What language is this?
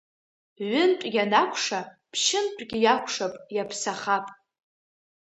Abkhazian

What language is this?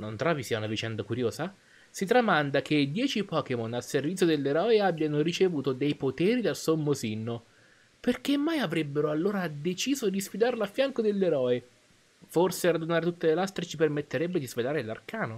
Italian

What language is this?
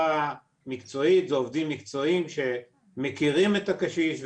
Hebrew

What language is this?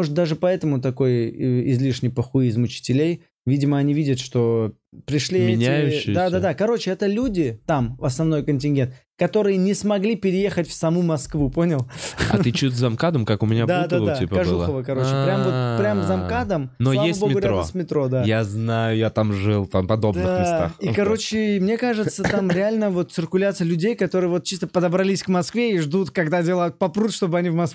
Russian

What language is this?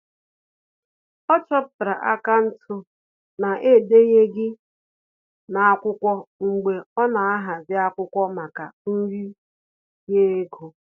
Igbo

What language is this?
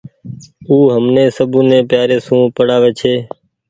Goaria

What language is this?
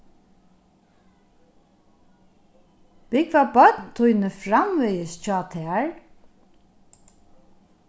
Faroese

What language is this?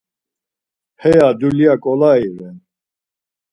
Laz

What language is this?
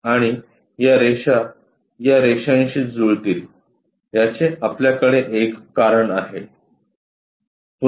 Marathi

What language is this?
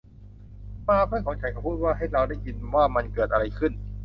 Thai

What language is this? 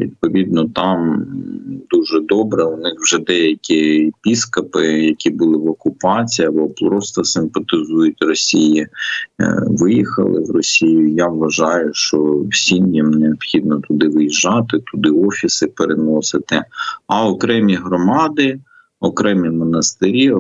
Ukrainian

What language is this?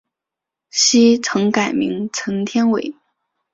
Chinese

